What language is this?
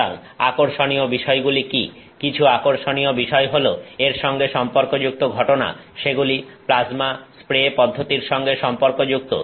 Bangla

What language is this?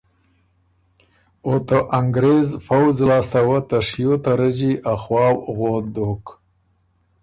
Ormuri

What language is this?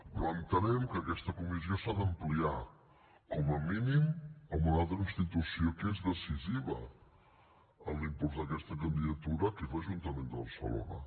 Catalan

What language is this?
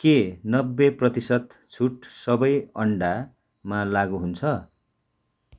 Nepali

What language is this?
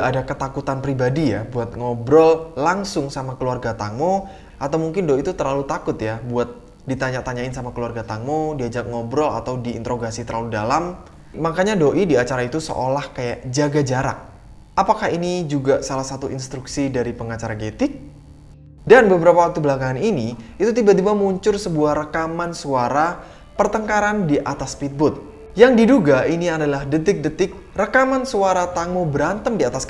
Indonesian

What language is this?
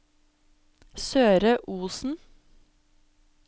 Norwegian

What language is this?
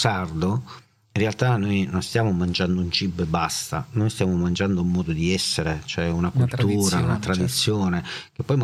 Italian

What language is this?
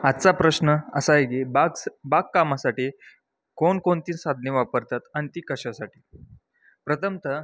Marathi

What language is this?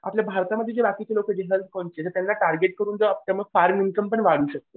Marathi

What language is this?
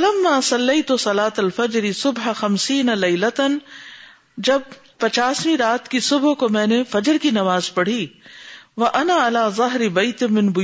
Urdu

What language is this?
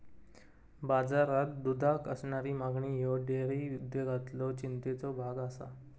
Marathi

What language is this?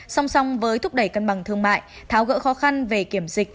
Vietnamese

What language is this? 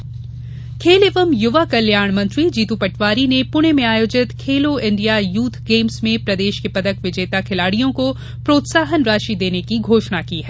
Hindi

